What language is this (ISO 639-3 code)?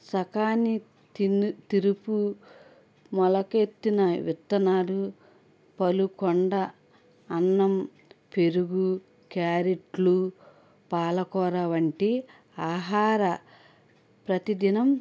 tel